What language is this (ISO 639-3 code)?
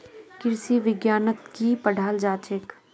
mag